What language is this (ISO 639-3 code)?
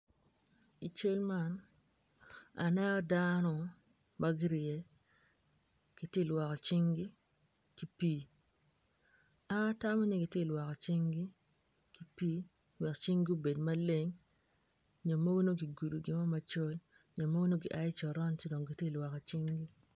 ach